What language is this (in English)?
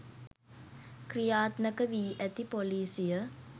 Sinhala